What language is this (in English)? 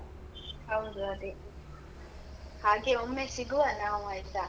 Kannada